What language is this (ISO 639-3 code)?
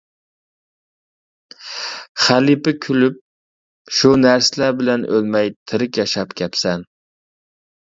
uig